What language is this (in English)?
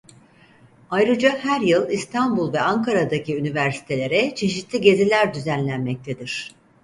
Turkish